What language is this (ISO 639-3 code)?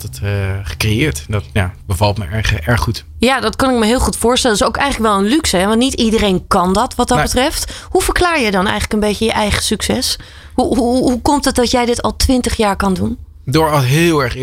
nld